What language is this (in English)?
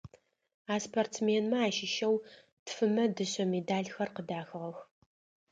Adyghe